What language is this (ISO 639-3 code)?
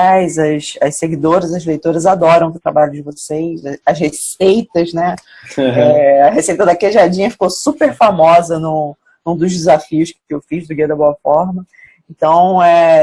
por